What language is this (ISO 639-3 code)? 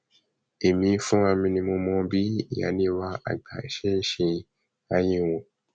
yor